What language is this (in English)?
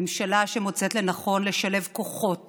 Hebrew